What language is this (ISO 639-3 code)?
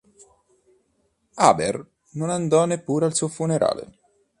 ita